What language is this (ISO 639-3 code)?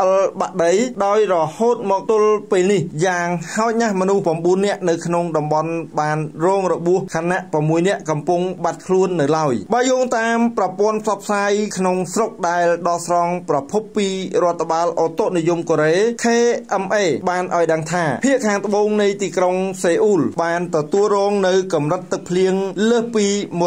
tha